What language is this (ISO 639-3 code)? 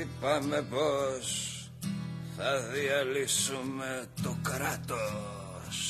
ell